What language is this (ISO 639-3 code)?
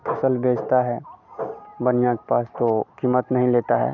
hin